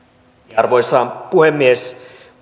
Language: Finnish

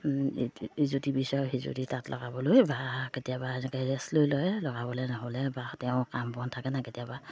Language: Assamese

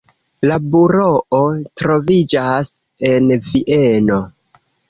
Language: Esperanto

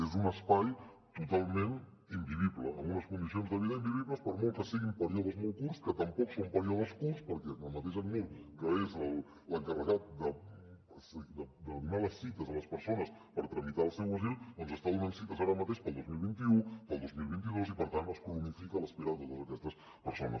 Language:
Catalan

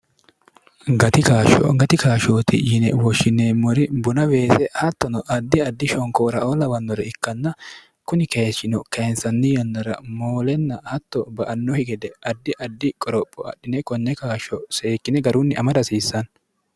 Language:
Sidamo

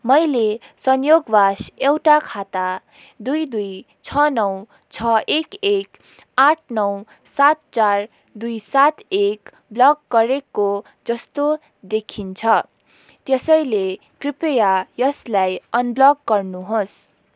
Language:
Nepali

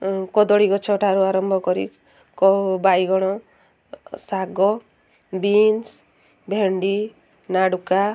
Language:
Odia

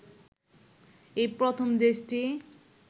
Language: Bangla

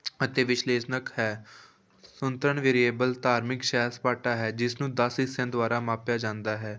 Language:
Punjabi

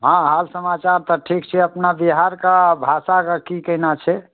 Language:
Maithili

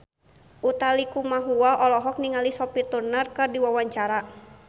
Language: Sundanese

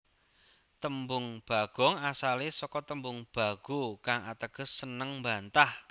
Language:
Javanese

